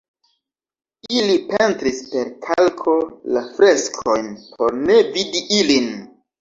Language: Esperanto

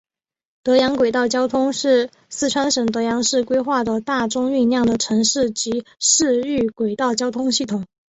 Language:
Chinese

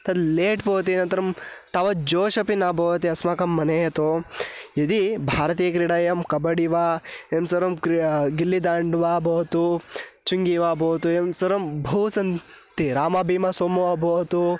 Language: Sanskrit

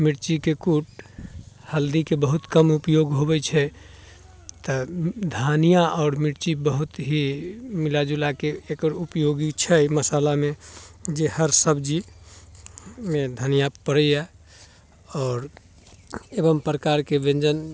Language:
Maithili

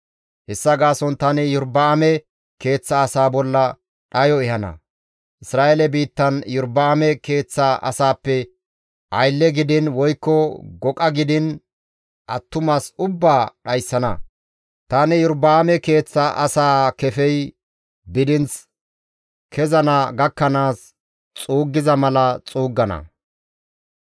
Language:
Gamo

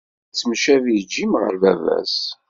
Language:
Kabyle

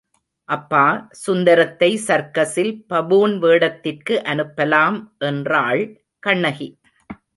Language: Tamil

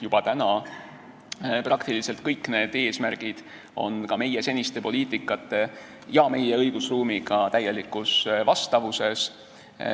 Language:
Estonian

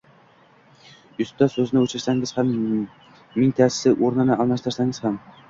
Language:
Uzbek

